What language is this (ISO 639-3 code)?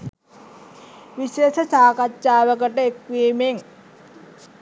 sin